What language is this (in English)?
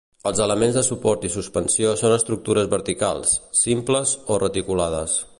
Catalan